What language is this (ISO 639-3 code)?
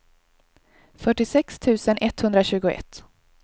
swe